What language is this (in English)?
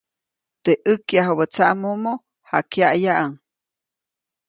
Copainalá Zoque